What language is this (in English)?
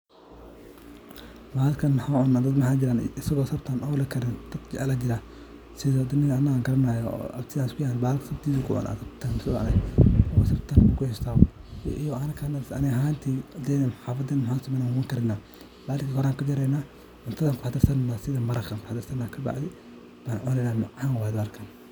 Somali